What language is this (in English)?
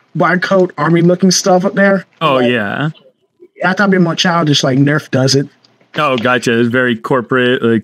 English